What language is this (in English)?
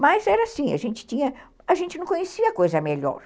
Portuguese